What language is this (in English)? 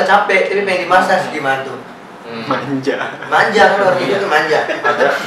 Indonesian